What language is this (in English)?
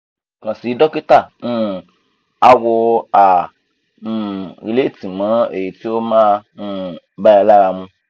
Yoruba